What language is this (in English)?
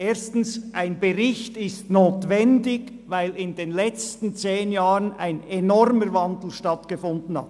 Swiss German